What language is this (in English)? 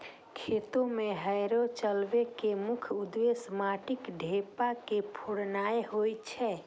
Maithili